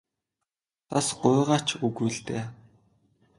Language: Mongolian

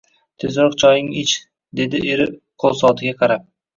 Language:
Uzbek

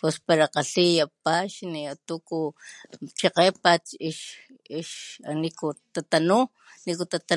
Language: Papantla Totonac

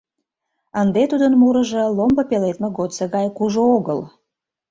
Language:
Mari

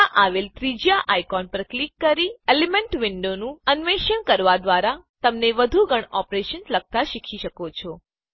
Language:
Gujarati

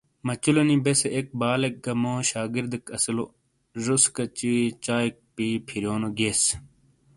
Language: Shina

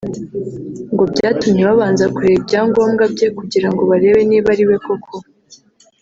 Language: Kinyarwanda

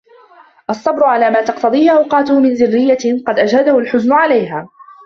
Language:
Arabic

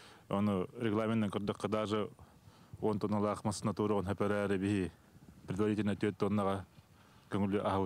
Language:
Turkish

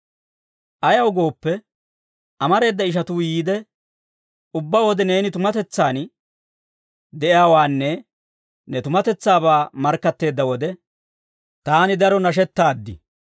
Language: Dawro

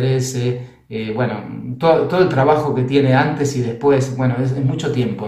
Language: Spanish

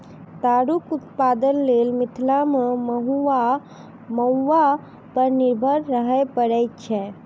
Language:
Maithili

